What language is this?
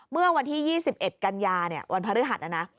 Thai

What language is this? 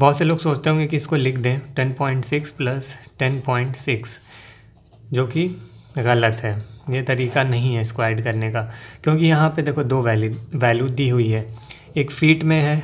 Hindi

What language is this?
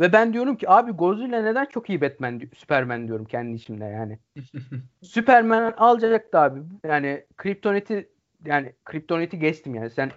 Turkish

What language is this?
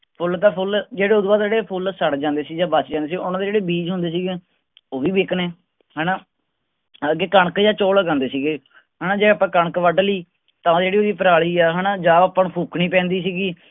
Punjabi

